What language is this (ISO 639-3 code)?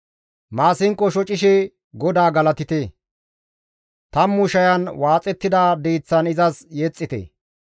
gmv